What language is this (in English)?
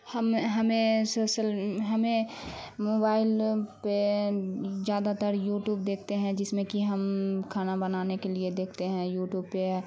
Urdu